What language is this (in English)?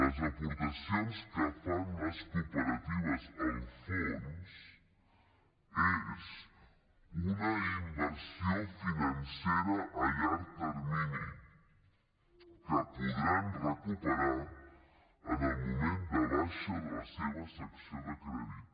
Catalan